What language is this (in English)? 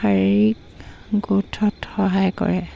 Assamese